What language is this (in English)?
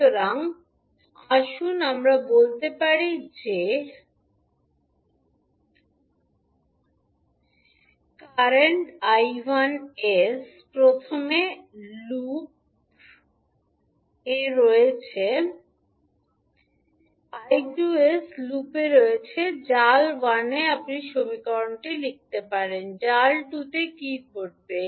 Bangla